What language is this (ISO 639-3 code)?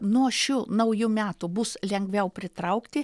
lit